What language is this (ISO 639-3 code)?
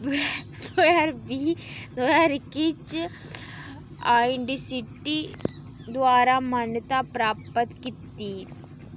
doi